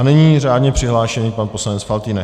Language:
Czech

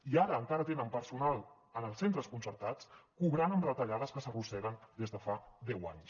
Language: Catalan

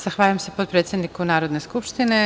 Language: Serbian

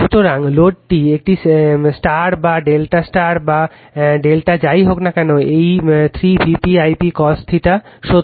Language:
Bangla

